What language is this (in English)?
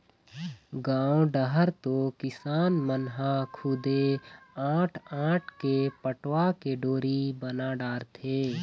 Chhattisgarhi